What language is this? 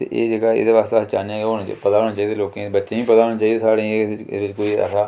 Dogri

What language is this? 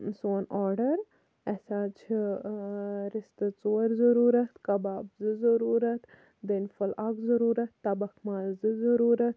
Kashmiri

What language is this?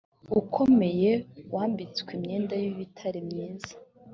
Kinyarwanda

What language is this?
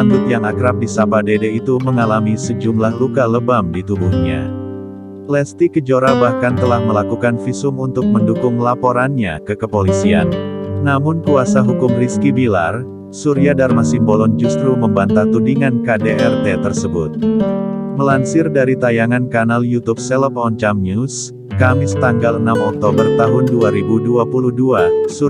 Indonesian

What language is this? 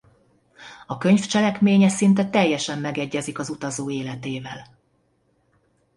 Hungarian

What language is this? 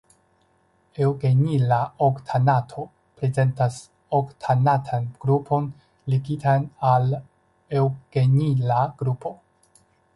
Esperanto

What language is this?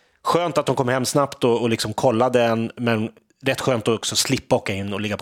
Swedish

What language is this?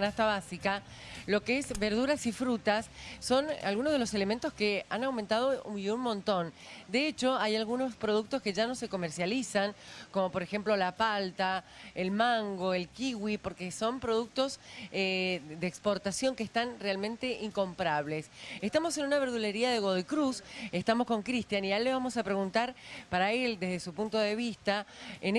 Spanish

